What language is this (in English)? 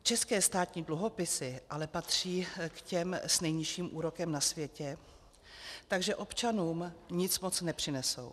Czech